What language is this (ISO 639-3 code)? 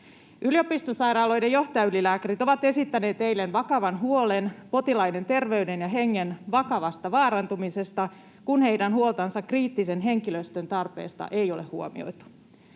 fin